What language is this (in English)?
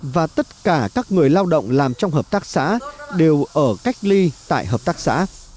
Vietnamese